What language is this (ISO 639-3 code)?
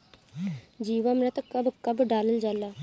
bho